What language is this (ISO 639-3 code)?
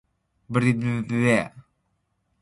esu